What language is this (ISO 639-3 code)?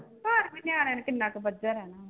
pan